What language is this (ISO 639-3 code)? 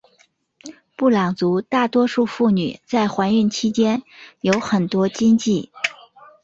zho